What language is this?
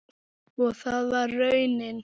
Icelandic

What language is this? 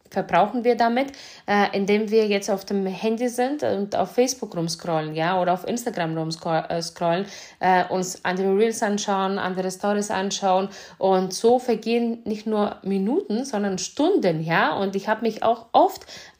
German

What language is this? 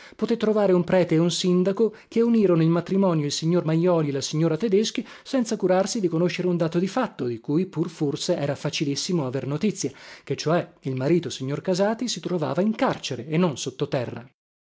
Italian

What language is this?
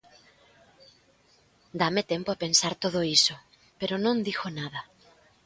Galician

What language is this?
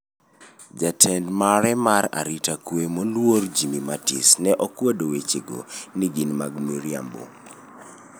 Luo (Kenya and Tanzania)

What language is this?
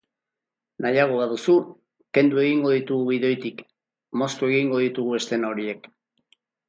Basque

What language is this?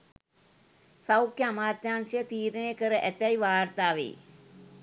Sinhala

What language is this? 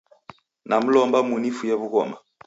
Taita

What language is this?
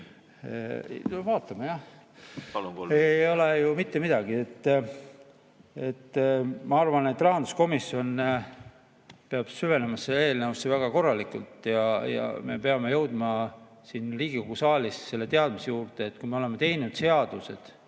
Estonian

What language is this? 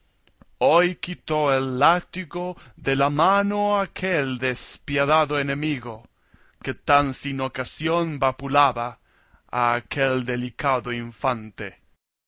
Spanish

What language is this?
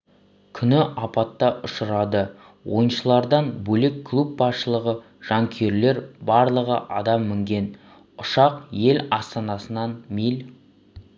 Kazakh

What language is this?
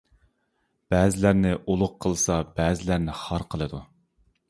Uyghur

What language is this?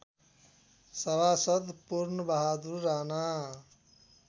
Nepali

